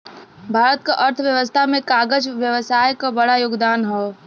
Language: Bhojpuri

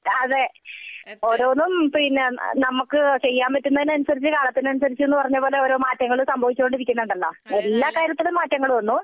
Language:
Malayalam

